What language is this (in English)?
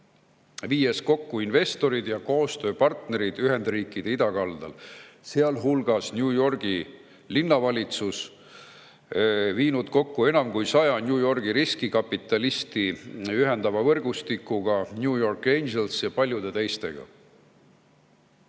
Estonian